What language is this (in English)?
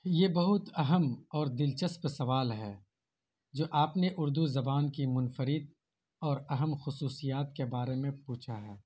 Urdu